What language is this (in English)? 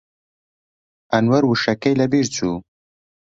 Central Kurdish